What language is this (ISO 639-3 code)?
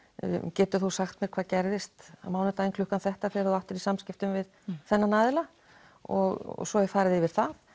isl